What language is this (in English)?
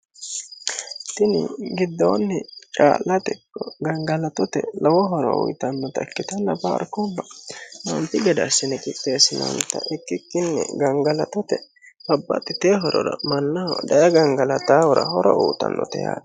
Sidamo